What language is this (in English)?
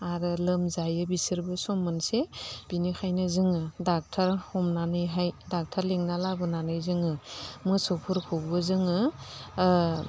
Bodo